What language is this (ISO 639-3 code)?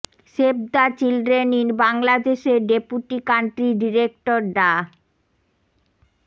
ben